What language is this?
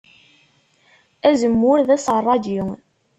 Kabyle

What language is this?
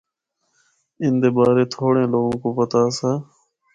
Northern Hindko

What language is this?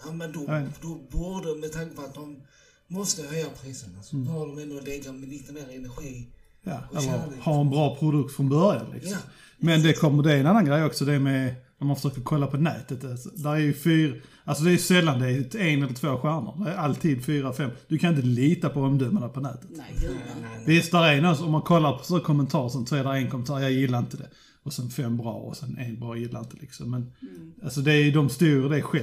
Swedish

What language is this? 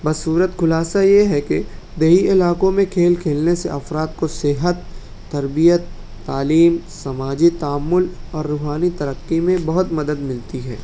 Urdu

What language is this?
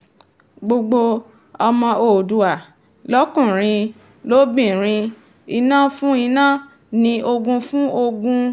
Yoruba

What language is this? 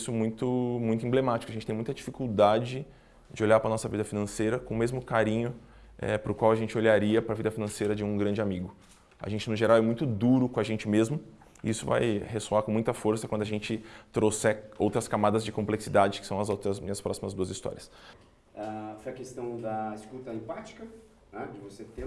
Portuguese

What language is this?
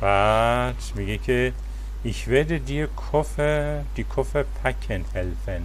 Persian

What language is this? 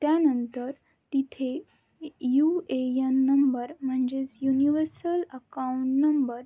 Marathi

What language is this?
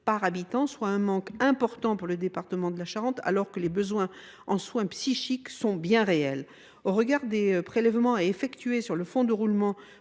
French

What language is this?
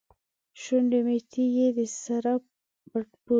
Pashto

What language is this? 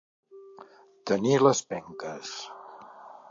Catalan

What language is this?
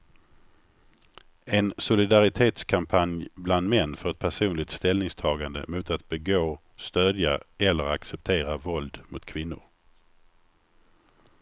Swedish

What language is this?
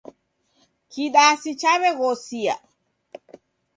Taita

